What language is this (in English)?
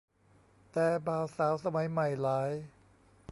Thai